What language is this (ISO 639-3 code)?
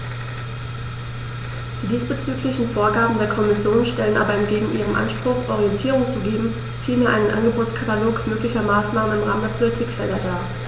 deu